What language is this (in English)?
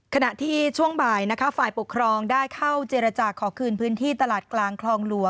Thai